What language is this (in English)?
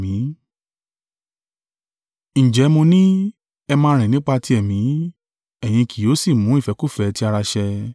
Yoruba